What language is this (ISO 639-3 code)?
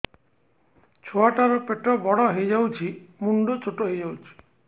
ori